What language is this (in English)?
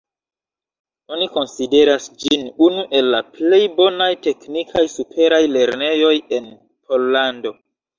Esperanto